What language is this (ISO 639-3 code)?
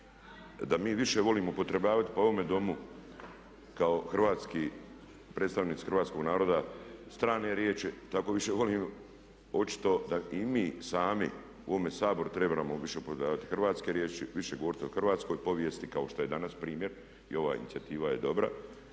hrv